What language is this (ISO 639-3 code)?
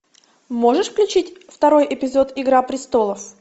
rus